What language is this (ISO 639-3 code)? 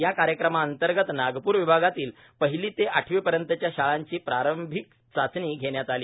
mar